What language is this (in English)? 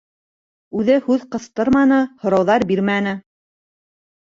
Bashkir